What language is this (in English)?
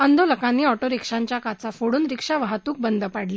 Marathi